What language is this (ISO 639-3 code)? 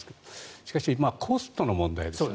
jpn